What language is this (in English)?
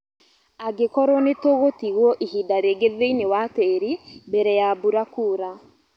Kikuyu